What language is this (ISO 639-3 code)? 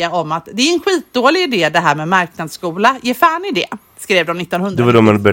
swe